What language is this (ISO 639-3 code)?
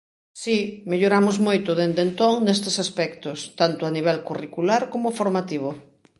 glg